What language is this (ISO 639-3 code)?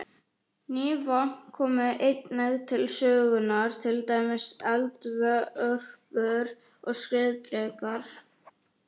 isl